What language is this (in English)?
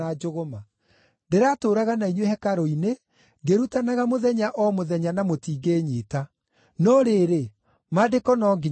Kikuyu